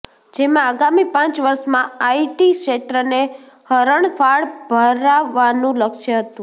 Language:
Gujarati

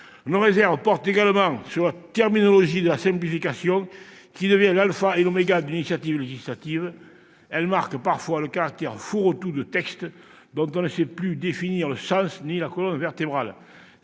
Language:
French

